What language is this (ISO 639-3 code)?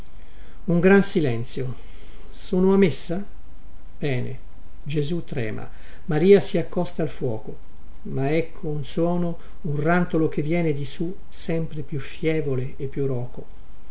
ita